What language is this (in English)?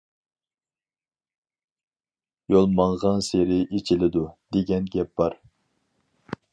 Uyghur